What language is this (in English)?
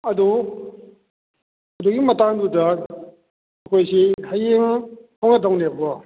Manipuri